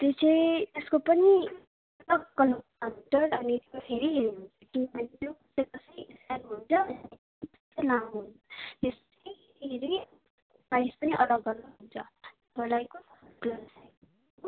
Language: Nepali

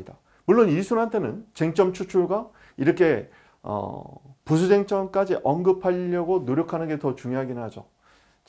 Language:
Korean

